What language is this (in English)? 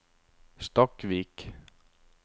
Norwegian